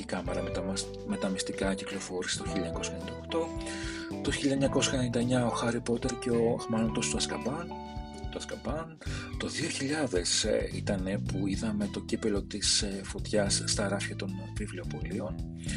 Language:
Greek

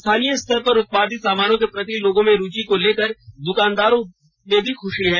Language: Hindi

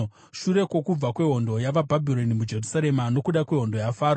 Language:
Shona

